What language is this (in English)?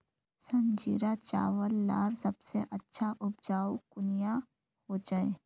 Magahi